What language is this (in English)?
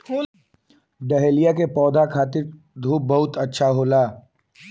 Bhojpuri